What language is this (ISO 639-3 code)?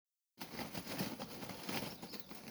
som